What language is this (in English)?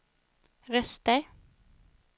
Swedish